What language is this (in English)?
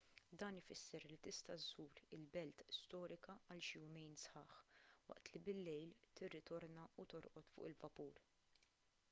Maltese